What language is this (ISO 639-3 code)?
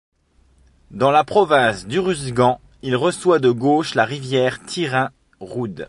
fra